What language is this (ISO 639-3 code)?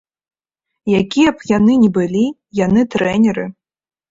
bel